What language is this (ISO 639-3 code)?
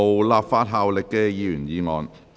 yue